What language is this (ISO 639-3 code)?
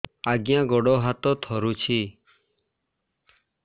ori